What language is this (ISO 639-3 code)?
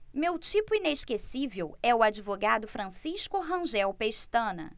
por